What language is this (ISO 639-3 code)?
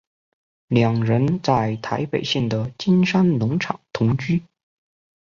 zho